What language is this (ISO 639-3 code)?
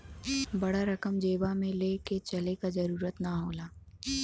bho